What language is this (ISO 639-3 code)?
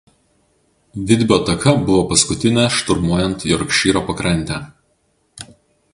lit